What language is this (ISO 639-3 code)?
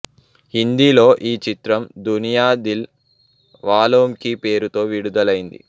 tel